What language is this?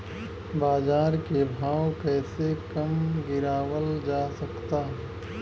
Bhojpuri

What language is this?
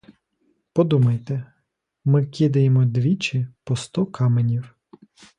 Ukrainian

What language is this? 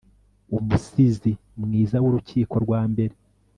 Kinyarwanda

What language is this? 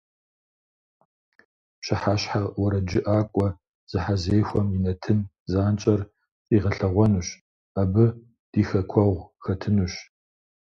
Kabardian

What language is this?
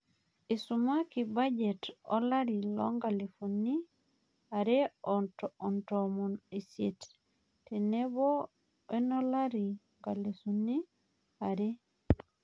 Masai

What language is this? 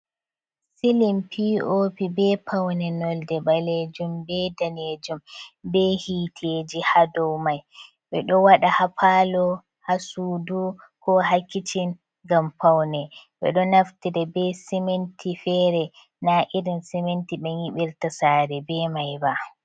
Fula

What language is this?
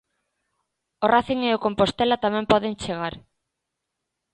Galician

